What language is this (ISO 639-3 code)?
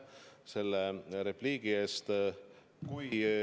est